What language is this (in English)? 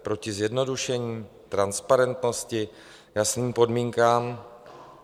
Czech